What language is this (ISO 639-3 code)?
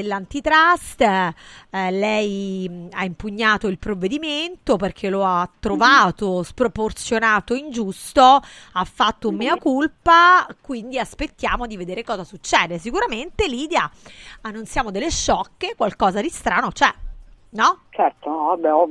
ita